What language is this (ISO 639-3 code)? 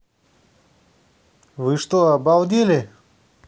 rus